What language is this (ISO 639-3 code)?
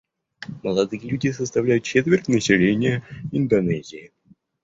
rus